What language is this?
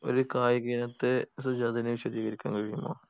Malayalam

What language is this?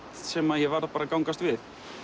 Icelandic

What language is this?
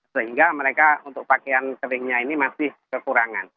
Indonesian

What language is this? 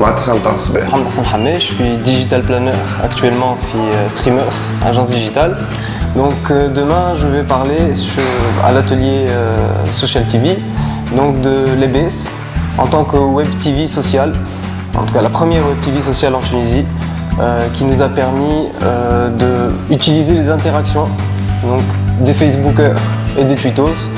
French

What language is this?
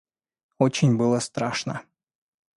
Russian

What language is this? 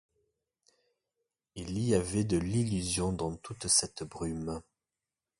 French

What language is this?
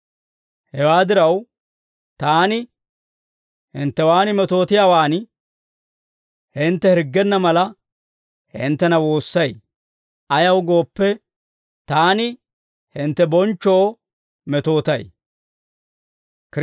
Dawro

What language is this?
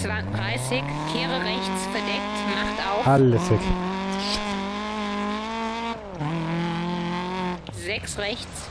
German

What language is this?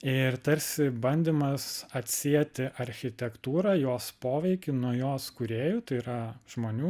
Lithuanian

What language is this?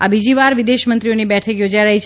Gujarati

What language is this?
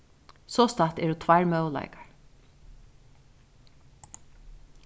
Faroese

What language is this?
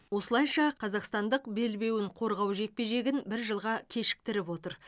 Kazakh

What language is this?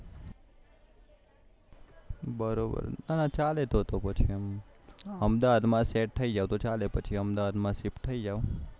Gujarati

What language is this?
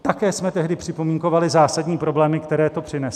Czech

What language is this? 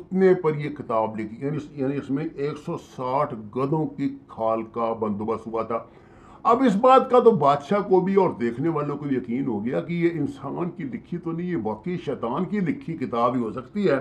Urdu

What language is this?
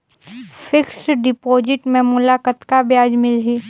Chhattisgarhi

